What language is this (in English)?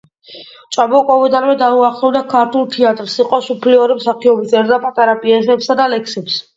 Georgian